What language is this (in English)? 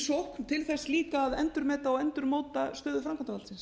Icelandic